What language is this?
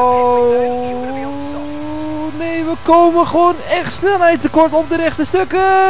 Dutch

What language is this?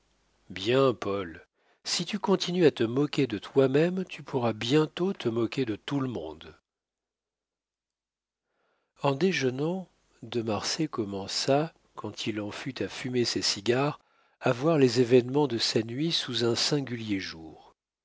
French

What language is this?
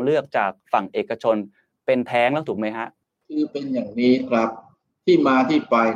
Thai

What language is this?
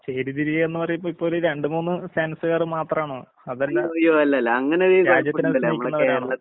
Malayalam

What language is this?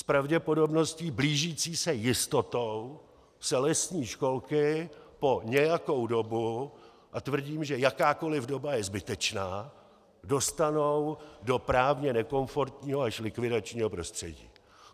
Czech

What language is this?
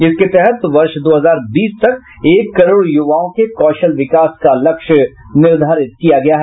Hindi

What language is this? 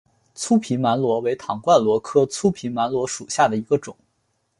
Chinese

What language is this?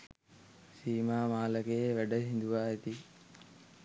Sinhala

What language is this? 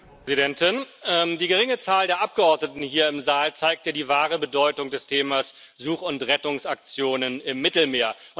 German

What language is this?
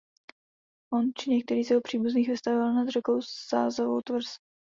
Czech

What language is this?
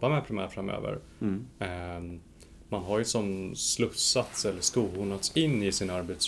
Swedish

